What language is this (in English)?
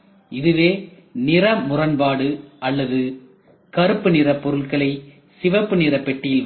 Tamil